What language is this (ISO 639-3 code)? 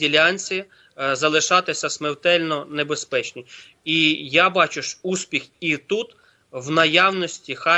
ukr